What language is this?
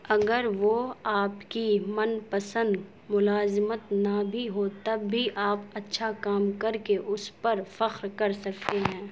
Urdu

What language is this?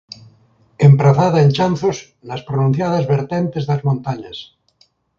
Galician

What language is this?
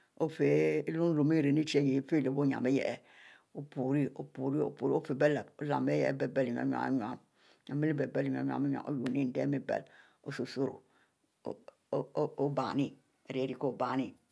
Mbe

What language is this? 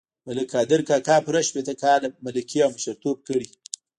Pashto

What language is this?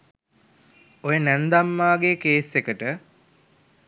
Sinhala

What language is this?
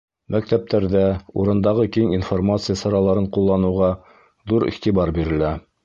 Bashkir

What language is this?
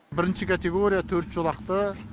Kazakh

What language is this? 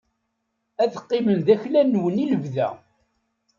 Kabyle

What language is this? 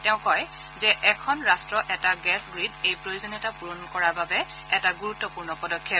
Assamese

